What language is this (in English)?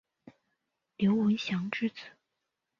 Chinese